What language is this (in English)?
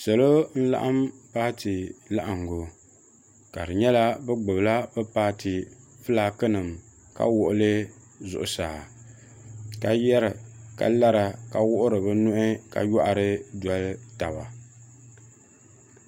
Dagbani